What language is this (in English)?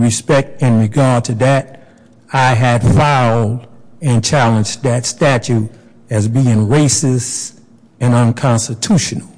English